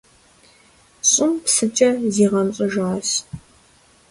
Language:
Kabardian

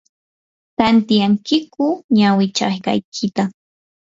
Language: Yanahuanca Pasco Quechua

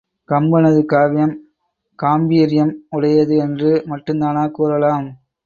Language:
Tamil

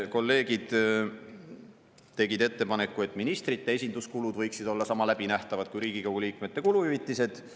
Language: Estonian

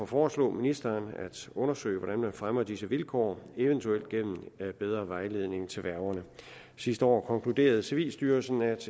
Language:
Danish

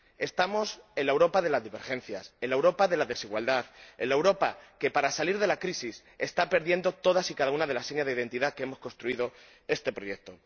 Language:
Spanish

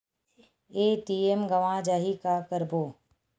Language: Chhattisgarhi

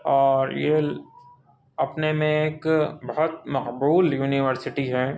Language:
Urdu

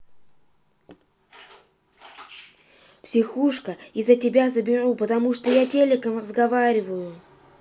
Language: Russian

